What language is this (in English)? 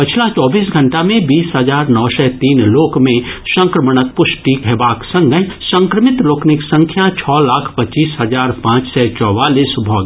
Maithili